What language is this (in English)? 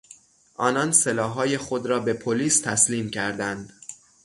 Persian